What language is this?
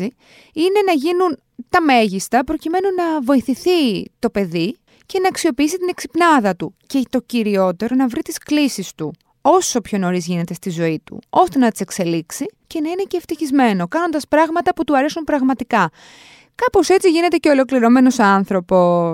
Greek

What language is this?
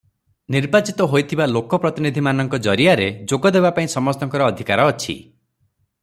Odia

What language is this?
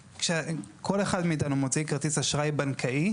Hebrew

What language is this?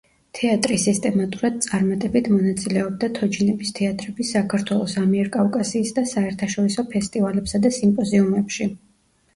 Georgian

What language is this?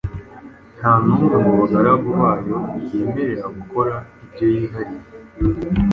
Kinyarwanda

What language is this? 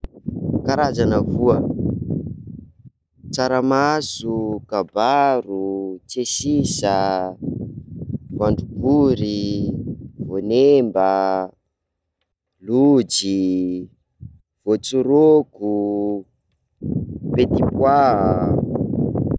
Sakalava Malagasy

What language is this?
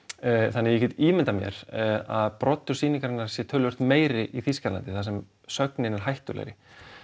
Icelandic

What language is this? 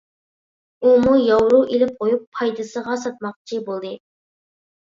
Uyghur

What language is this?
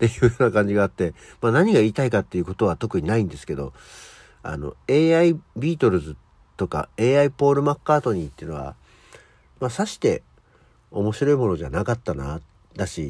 Japanese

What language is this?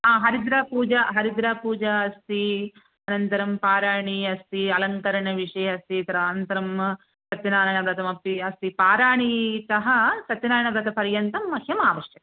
Sanskrit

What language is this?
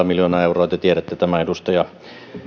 Finnish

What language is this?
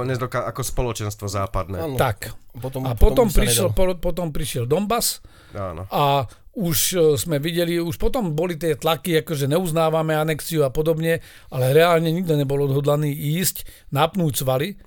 Slovak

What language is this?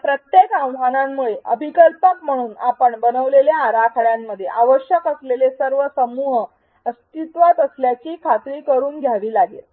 Marathi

